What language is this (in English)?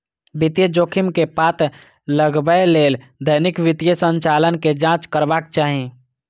Maithili